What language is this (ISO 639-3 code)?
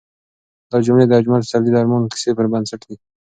pus